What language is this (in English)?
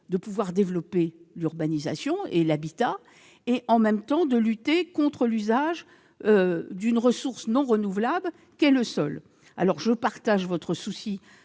French